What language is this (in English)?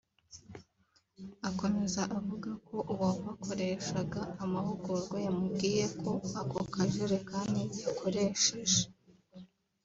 Kinyarwanda